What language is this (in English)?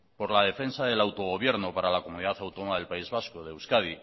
Spanish